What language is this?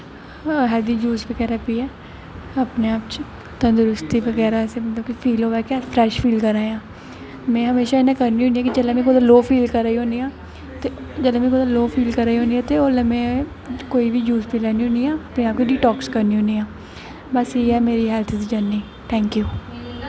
Dogri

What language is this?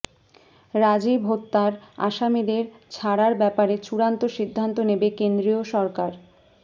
Bangla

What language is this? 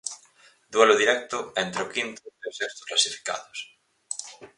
Galician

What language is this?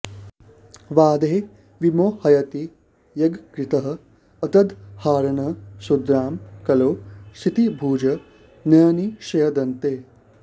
Sanskrit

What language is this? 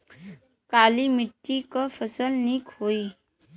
Bhojpuri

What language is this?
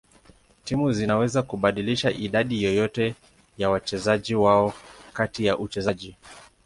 Swahili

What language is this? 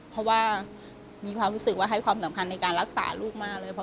Thai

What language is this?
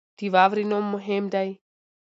Pashto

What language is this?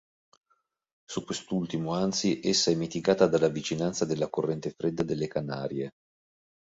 Italian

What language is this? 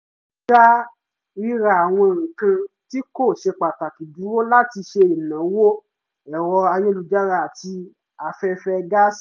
Yoruba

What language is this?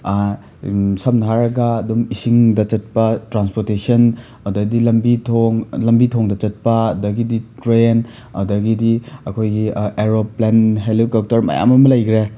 Manipuri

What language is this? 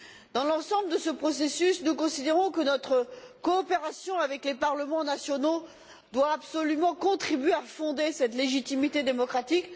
French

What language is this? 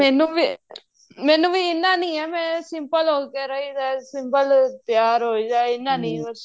Punjabi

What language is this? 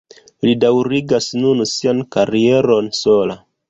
Esperanto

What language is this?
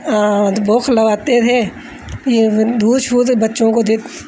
Dogri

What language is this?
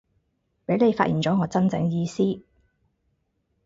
Cantonese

